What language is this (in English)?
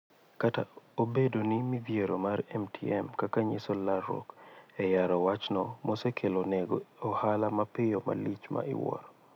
Luo (Kenya and Tanzania)